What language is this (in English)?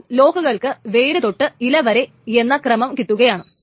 Malayalam